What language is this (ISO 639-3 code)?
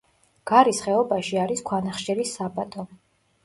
kat